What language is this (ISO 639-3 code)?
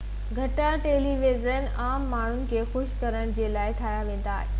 snd